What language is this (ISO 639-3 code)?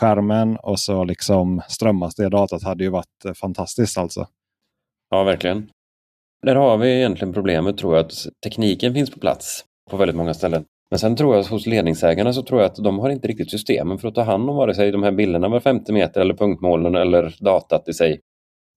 swe